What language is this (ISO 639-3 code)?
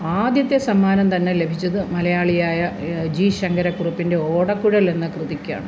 mal